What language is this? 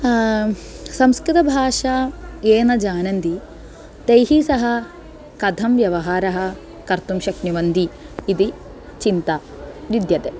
Sanskrit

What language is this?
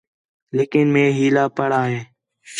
Khetrani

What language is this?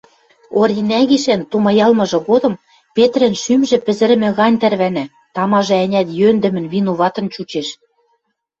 Western Mari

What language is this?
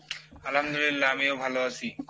Bangla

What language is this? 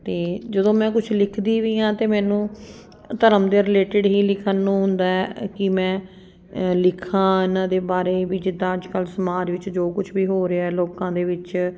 Punjabi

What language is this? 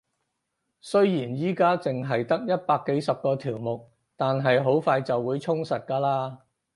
Cantonese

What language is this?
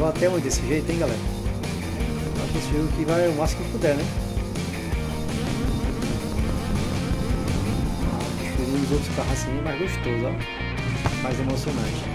Portuguese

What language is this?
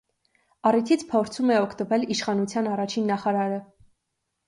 Armenian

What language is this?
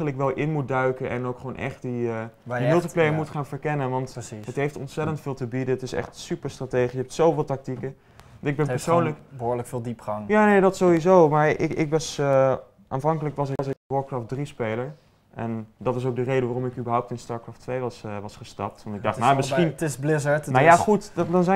Dutch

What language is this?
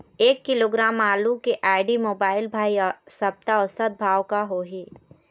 Chhattisgarhi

